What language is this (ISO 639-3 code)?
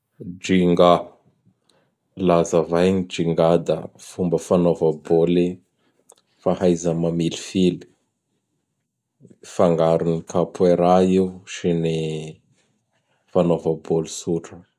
bhr